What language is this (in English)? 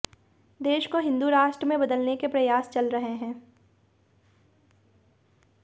Hindi